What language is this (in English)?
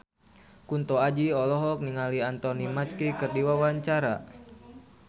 Sundanese